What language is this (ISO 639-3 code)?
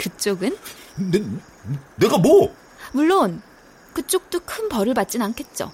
kor